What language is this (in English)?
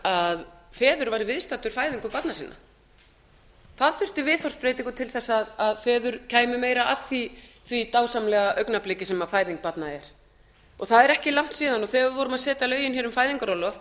Icelandic